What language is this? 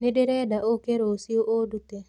Kikuyu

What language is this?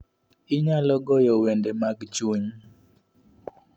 Luo (Kenya and Tanzania)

